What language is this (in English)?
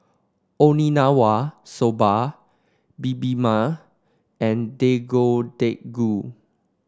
English